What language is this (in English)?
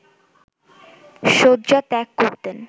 Bangla